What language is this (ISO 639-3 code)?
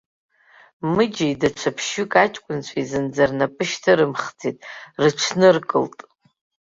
abk